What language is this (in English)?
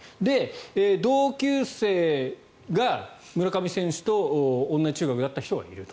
Japanese